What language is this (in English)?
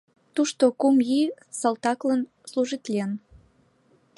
Mari